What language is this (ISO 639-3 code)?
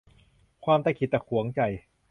tha